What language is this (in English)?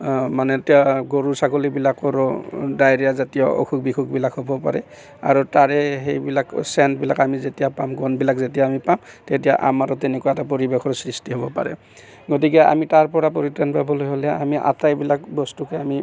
Assamese